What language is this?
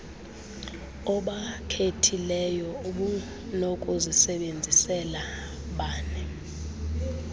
Xhosa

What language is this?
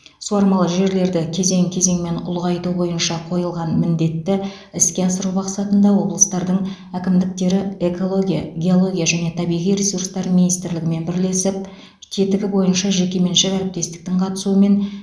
Kazakh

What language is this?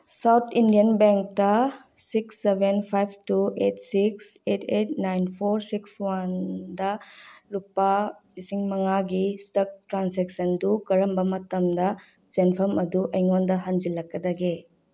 Manipuri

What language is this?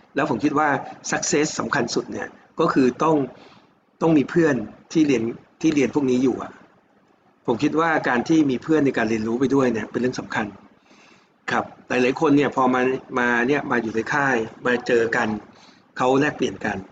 Thai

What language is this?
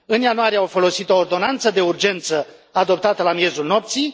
Romanian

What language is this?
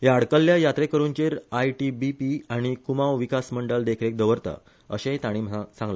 Konkani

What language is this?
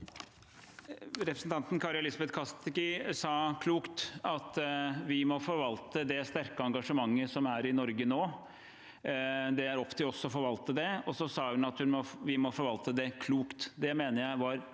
Norwegian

